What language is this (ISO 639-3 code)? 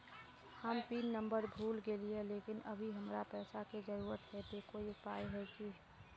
mag